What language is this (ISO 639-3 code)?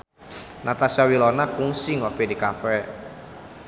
sun